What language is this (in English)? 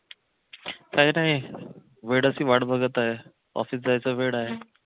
Marathi